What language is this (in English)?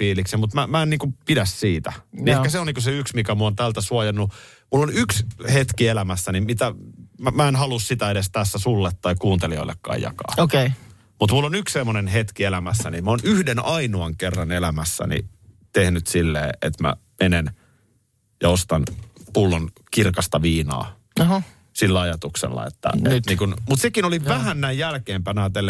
Finnish